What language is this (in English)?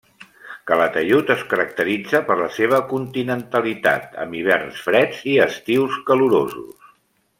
Catalan